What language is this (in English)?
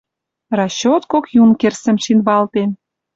Western Mari